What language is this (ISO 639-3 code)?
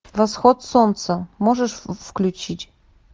rus